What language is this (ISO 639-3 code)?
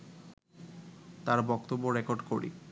ben